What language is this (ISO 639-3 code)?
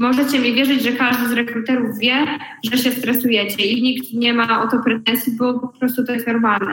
pol